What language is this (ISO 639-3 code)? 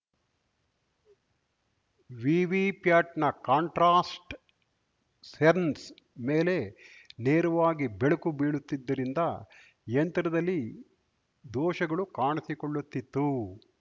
kan